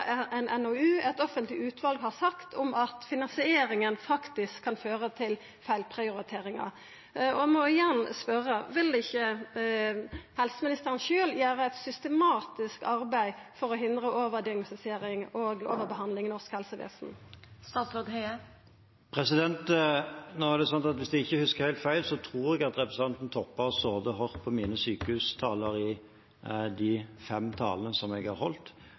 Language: Norwegian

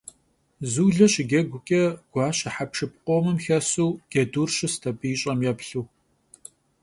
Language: Kabardian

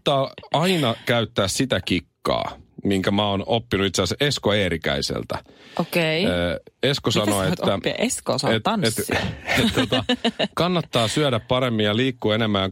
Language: Finnish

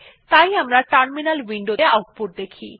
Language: Bangla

